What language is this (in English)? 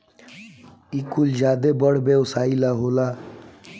Bhojpuri